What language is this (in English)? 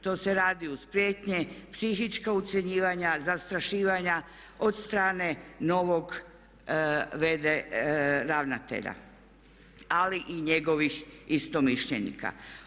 Croatian